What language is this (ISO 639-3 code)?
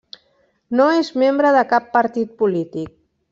cat